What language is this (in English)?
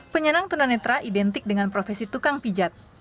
Indonesian